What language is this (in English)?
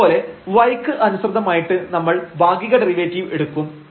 Malayalam